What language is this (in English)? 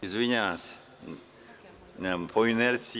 Serbian